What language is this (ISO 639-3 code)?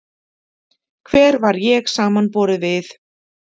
isl